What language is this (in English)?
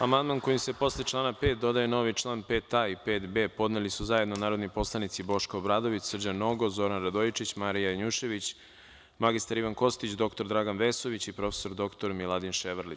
Serbian